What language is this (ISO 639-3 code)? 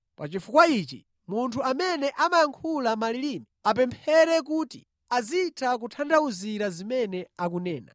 nya